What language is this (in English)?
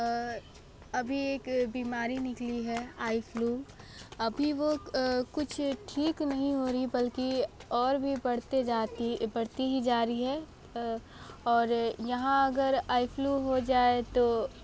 Hindi